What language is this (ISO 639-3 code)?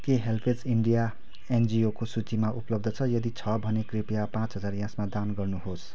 nep